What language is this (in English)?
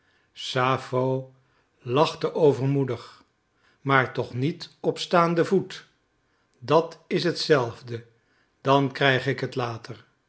Dutch